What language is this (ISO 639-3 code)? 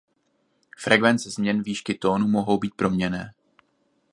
ces